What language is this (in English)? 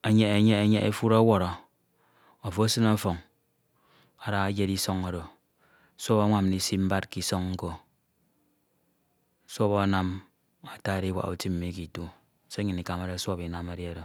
Ito